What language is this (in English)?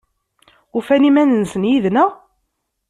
Kabyle